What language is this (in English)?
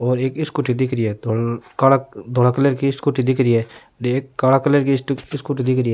Rajasthani